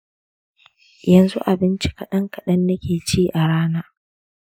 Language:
Hausa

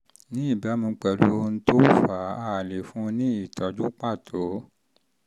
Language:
Yoruba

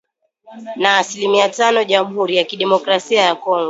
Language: Swahili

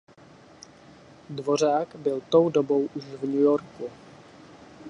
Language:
Czech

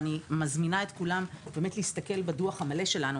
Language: Hebrew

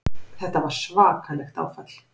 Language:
Icelandic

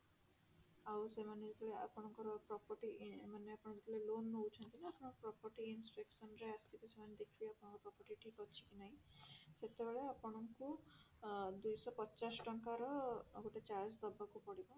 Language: Odia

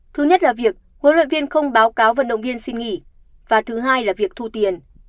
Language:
Vietnamese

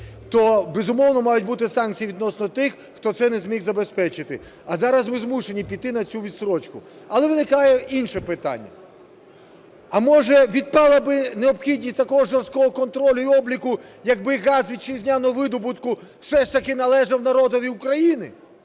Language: Ukrainian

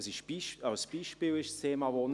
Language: Swiss German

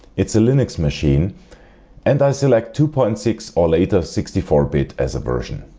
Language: English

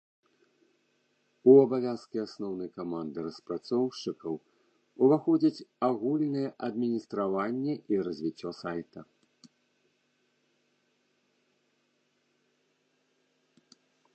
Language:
Belarusian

